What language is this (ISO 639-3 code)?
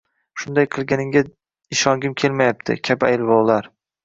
uzb